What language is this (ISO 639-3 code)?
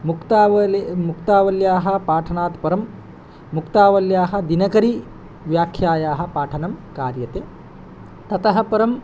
san